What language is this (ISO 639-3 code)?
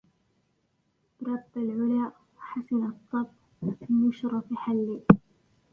ara